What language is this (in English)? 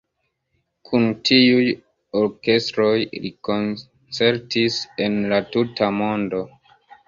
Esperanto